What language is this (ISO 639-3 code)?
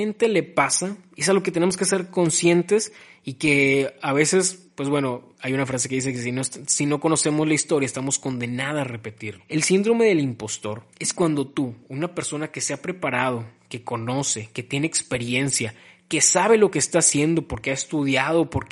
spa